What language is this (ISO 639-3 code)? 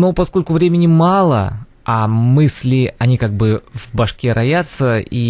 rus